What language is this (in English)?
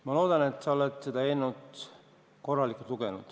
Estonian